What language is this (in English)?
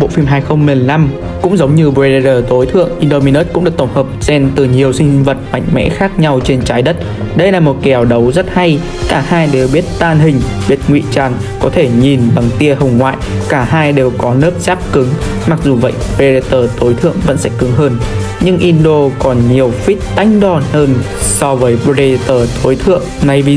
Vietnamese